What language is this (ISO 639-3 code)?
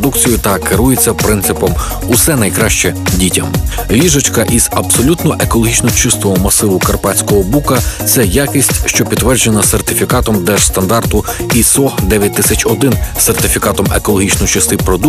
ukr